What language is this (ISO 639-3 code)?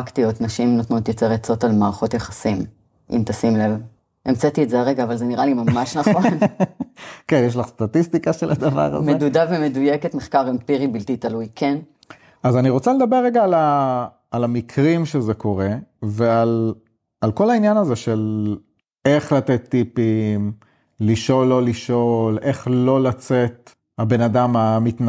heb